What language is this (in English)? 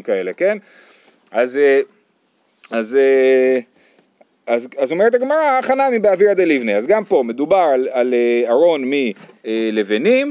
Hebrew